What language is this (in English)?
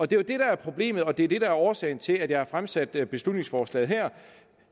Danish